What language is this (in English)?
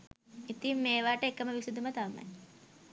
Sinhala